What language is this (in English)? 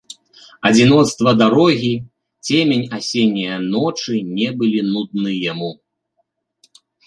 Belarusian